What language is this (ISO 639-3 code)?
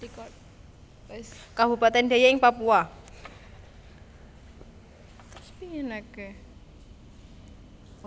jav